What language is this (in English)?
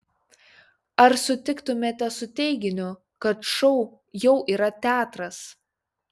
Lithuanian